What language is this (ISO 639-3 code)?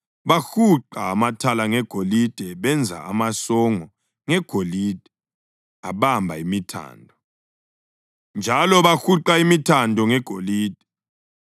nde